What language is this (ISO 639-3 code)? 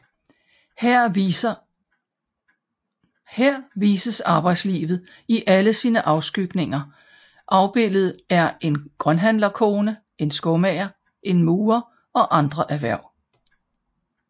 dan